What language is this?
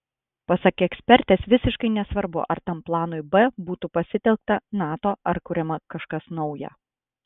Lithuanian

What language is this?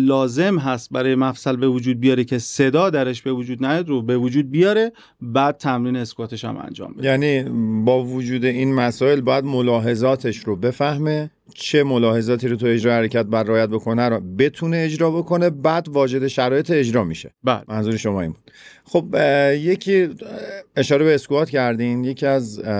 Persian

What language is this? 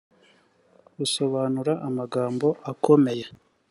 Kinyarwanda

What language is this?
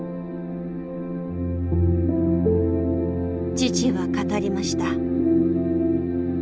Japanese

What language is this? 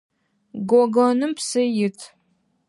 Adyghe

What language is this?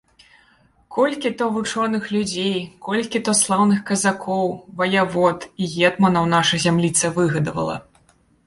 Belarusian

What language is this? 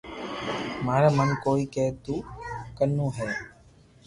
Loarki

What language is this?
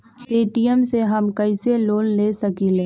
Magahi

